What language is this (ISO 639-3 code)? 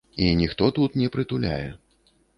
bel